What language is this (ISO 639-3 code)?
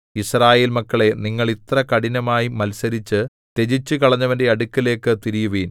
mal